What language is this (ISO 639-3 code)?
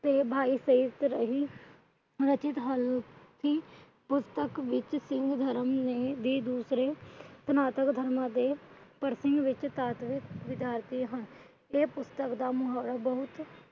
pan